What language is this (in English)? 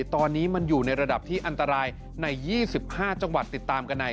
Thai